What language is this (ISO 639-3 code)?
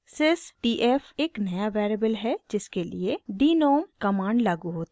hin